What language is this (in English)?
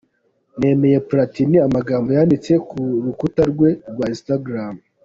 Kinyarwanda